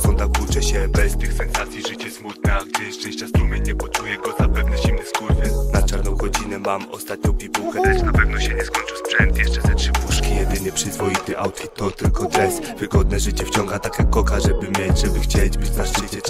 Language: Polish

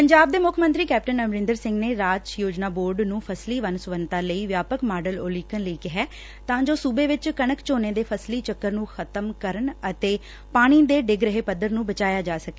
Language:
Punjabi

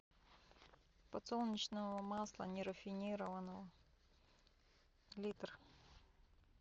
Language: Russian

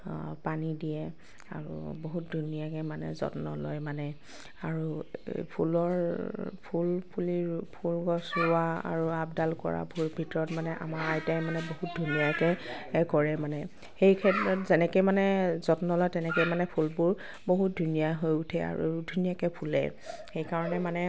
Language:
Assamese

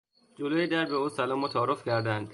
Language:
Persian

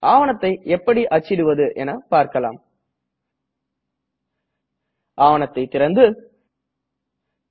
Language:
Tamil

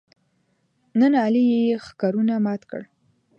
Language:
Pashto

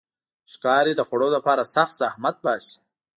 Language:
Pashto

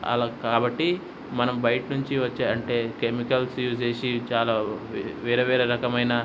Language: Telugu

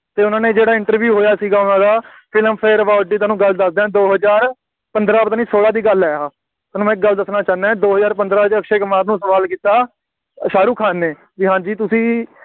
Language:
Punjabi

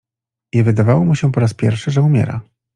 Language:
Polish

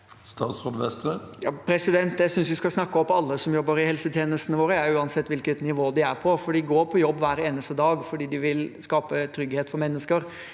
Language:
Norwegian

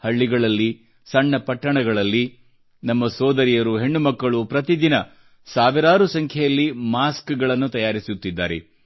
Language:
Kannada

